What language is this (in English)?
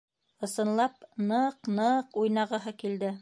Bashkir